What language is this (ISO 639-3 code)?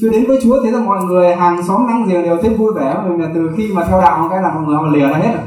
vie